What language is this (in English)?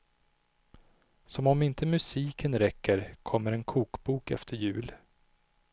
Swedish